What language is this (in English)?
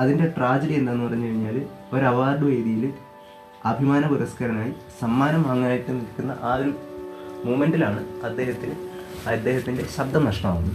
Malayalam